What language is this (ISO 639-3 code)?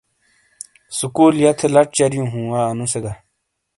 scl